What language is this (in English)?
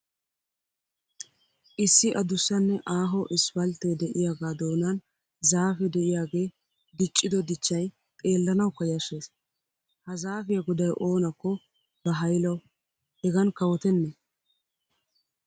Wolaytta